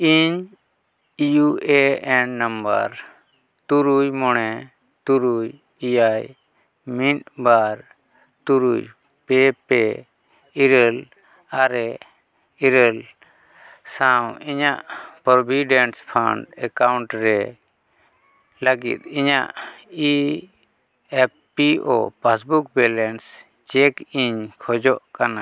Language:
Santali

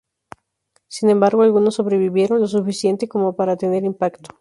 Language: Spanish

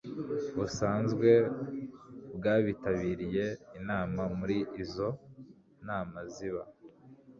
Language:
Kinyarwanda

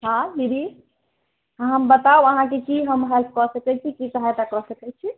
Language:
Maithili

